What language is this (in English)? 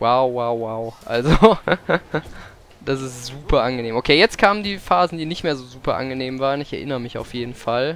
German